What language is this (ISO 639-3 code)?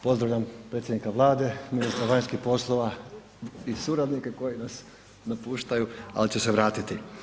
hrv